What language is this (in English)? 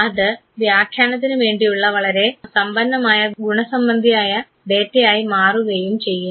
Malayalam